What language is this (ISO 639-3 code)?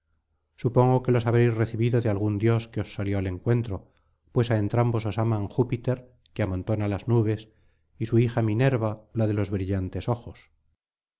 spa